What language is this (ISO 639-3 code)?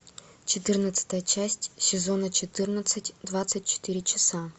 rus